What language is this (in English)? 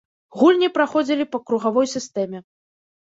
Belarusian